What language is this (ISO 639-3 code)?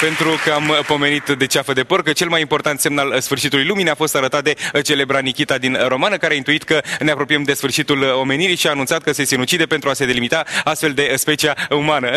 ron